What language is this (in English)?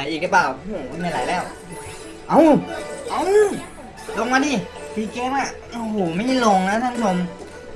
Thai